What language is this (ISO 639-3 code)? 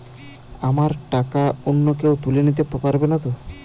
ben